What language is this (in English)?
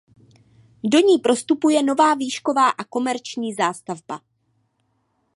Czech